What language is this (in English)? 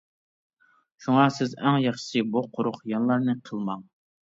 Uyghur